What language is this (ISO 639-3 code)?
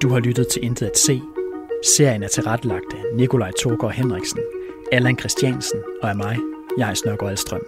dan